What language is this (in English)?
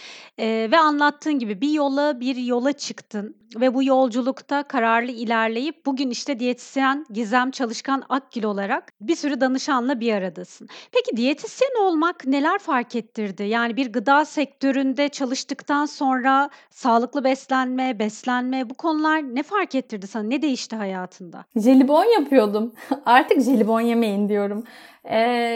Turkish